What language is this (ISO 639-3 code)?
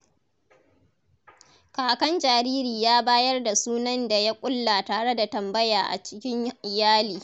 hau